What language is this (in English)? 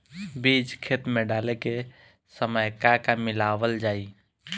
Bhojpuri